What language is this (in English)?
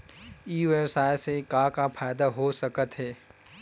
Chhattisgarhi